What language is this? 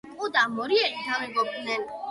Georgian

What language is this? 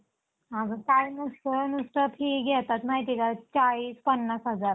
Marathi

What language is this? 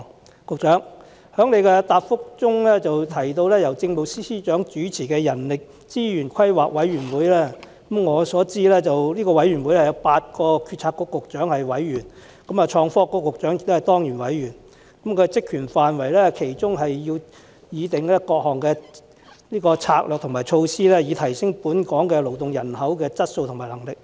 Cantonese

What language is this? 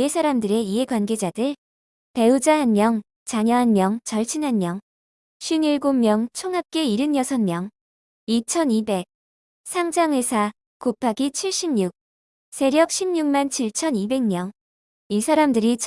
Korean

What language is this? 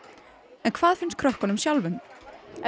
Icelandic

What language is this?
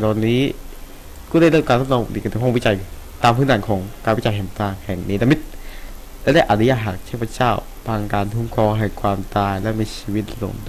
Thai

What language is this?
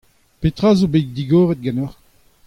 Breton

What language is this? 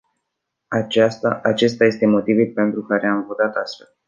Romanian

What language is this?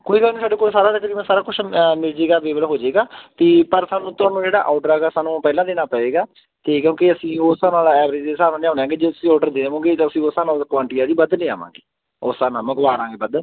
Punjabi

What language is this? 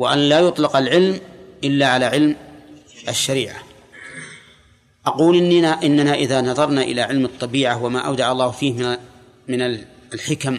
Arabic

